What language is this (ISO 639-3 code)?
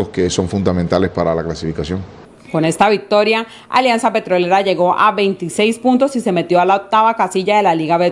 spa